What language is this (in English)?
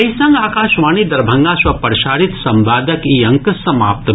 Maithili